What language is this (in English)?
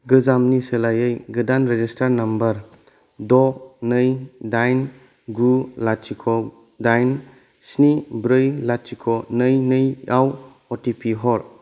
Bodo